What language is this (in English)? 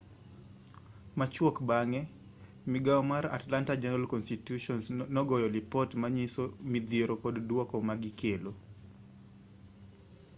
Luo (Kenya and Tanzania)